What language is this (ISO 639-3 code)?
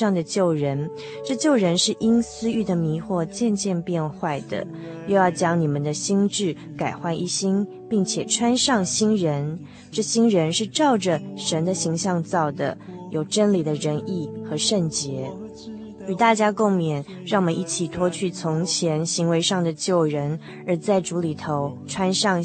zho